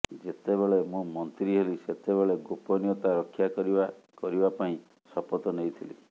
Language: Odia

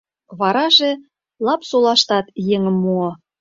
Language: Mari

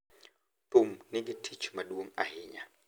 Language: Luo (Kenya and Tanzania)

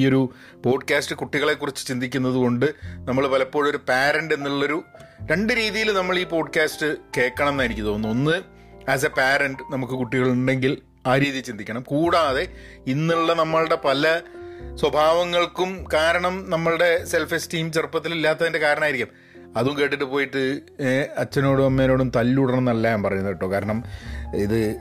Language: Malayalam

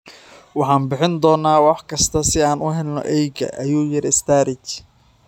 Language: Somali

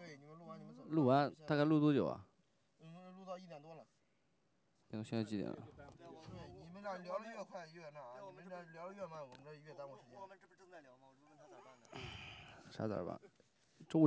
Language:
Chinese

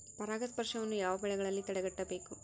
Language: Kannada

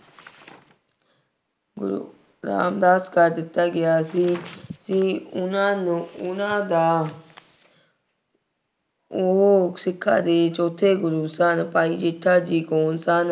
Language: Punjabi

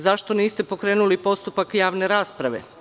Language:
Serbian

